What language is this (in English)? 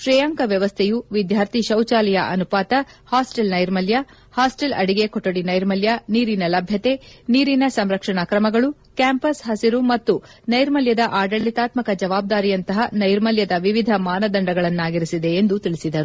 Kannada